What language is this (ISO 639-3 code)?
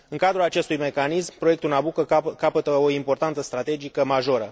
ron